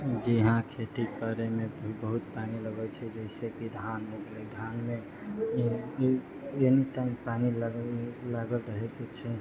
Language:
Maithili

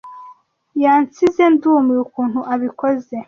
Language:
Kinyarwanda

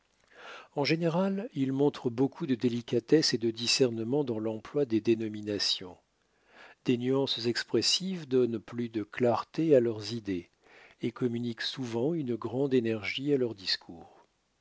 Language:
French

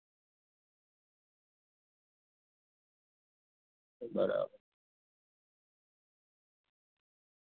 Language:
Gujarati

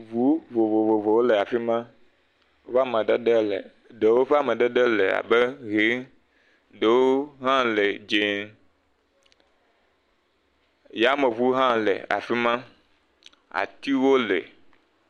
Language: Ewe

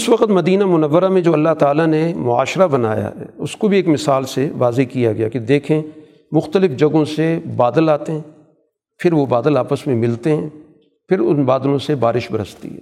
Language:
Urdu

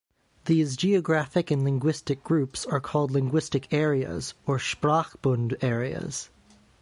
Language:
English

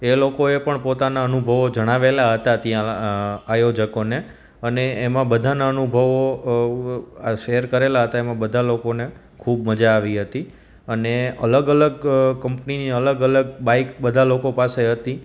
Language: Gujarati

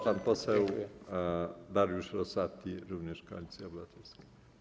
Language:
Polish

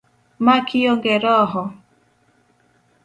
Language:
Luo (Kenya and Tanzania)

